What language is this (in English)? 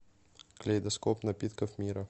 Russian